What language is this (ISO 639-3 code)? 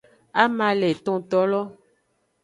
ajg